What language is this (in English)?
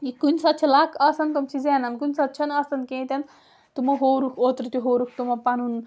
Kashmiri